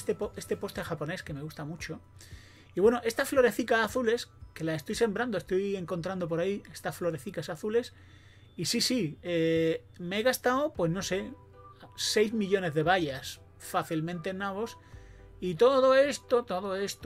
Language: Spanish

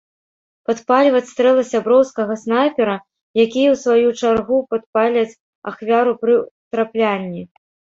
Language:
Belarusian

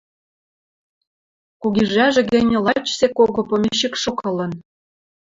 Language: Western Mari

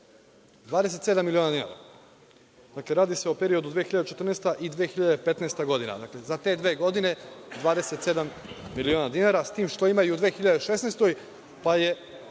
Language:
Serbian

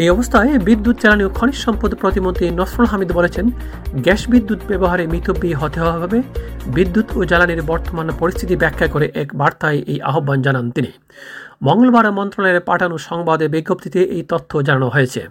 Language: Bangla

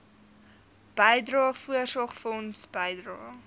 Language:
Afrikaans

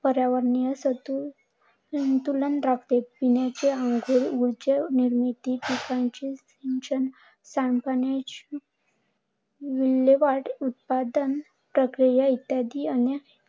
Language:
Marathi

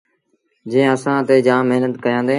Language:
Sindhi Bhil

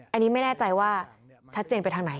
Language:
Thai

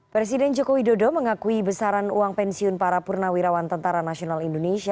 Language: Indonesian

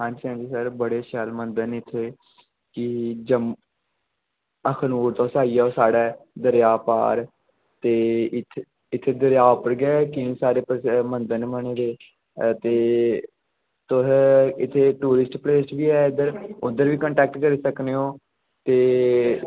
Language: Dogri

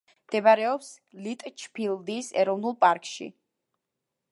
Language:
Georgian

